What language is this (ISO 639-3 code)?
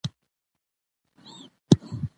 pus